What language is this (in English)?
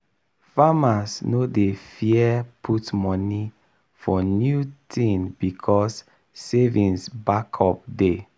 Nigerian Pidgin